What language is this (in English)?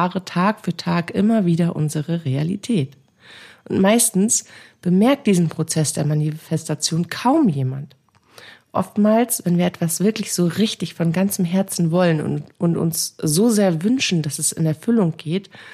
German